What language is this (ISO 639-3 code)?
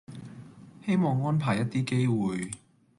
yue